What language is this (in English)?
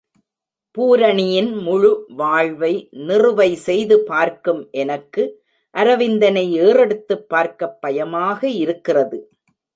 Tamil